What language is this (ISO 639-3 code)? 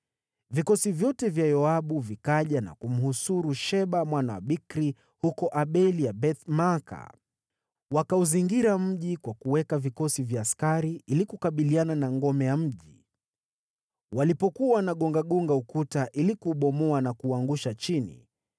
swa